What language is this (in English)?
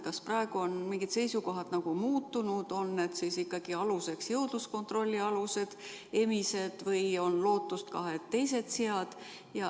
Estonian